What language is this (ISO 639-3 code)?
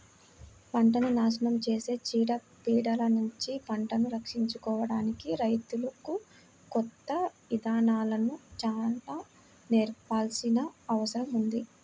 tel